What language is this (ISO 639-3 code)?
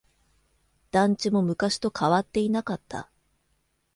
jpn